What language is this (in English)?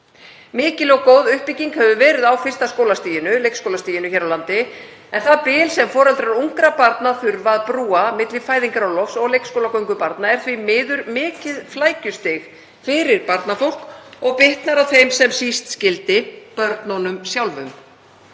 Icelandic